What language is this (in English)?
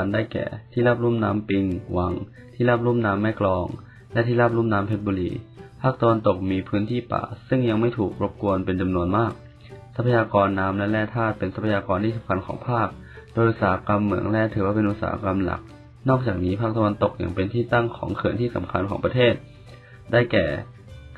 Thai